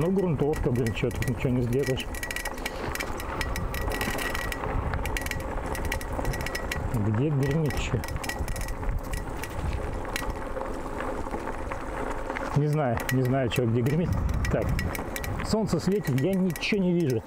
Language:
Russian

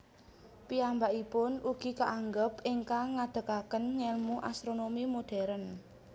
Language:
Javanese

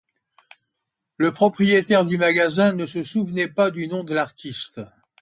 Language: French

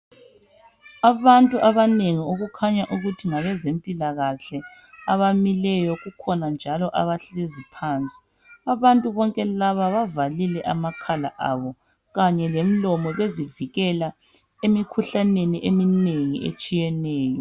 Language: North Ndebele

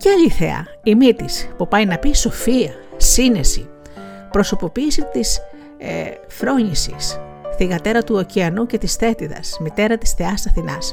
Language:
Greek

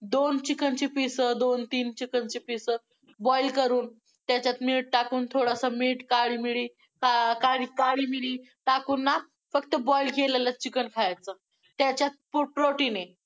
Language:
Marathi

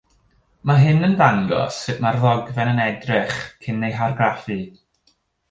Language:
Welsh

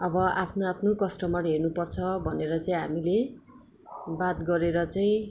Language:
Nepali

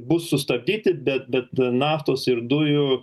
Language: Lithuanian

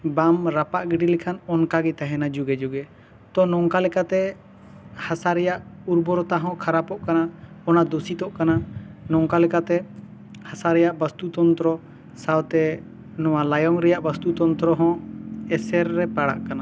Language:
Santali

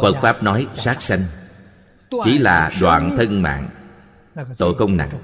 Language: Vietnamese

